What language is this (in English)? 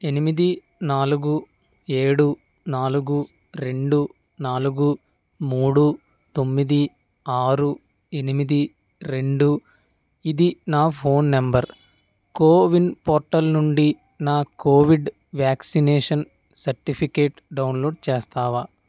Telugu